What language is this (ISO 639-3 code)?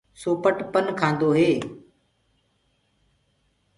ggg